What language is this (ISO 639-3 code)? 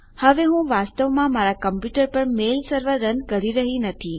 guj